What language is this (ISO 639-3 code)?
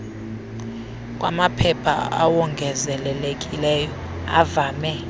xho